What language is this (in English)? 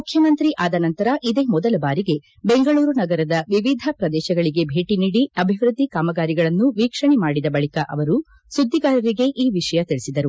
Kannada